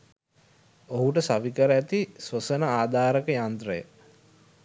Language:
Sinhala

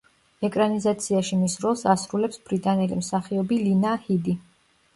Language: Georgian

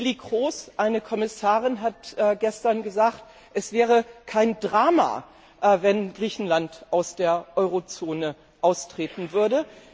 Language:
German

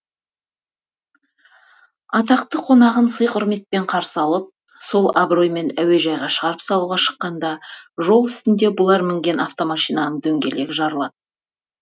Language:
Kazakh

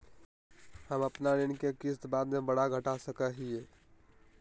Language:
Magahi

